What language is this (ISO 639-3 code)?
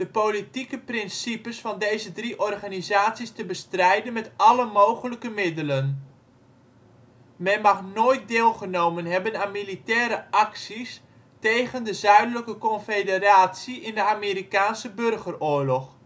nld